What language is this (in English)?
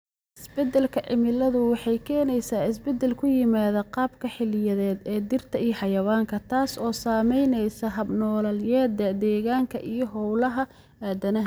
Somali